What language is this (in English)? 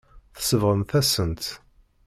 Kabyle